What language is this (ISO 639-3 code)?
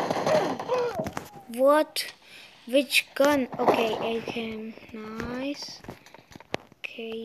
eng